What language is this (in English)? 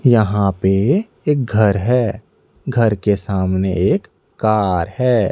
Hindi